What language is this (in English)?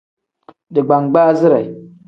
Tem